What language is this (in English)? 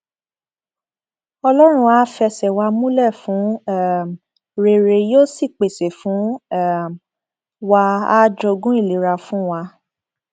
Yoruba